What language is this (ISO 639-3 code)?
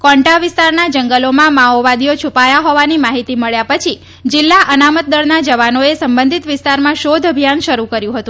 guj